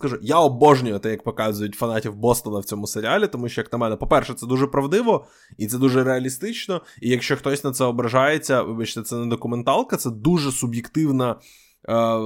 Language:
Ukrainian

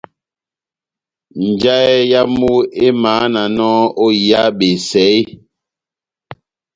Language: Batanga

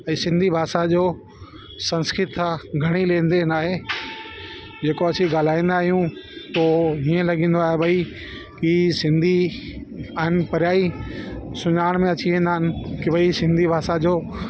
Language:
Sindhi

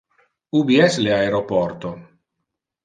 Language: Interlingua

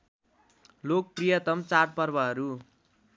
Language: Nepali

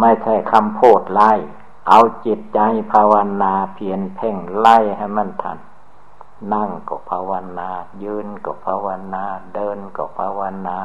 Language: Thai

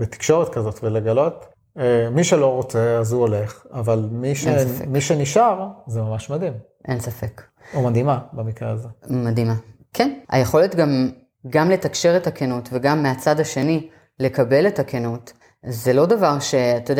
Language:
Hebrew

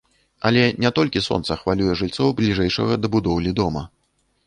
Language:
Belarusian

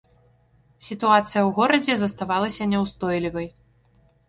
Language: Belarusian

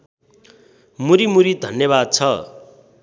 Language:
Nepali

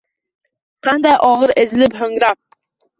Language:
Uzbek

